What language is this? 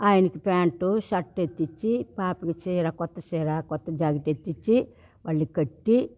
Telugu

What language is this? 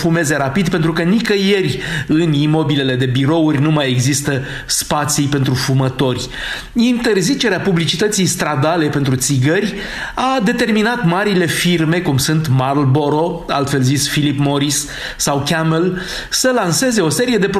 Romanian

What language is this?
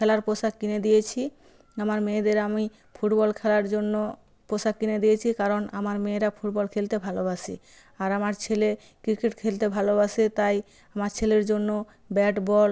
Bangla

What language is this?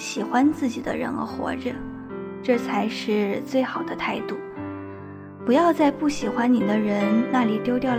Chinese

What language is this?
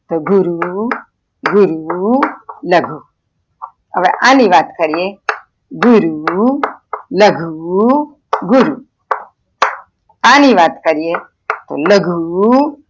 Gujarati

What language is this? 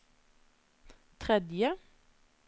Norwegian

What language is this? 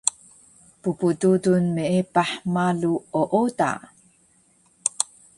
Taroko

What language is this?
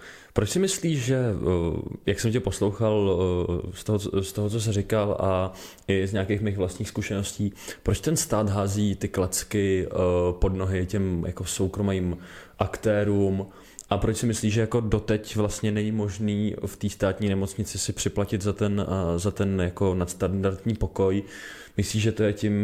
Czech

